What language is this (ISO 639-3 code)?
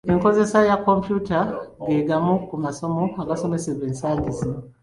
lug